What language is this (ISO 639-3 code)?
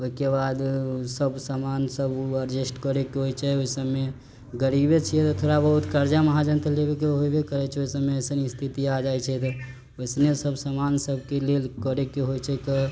mai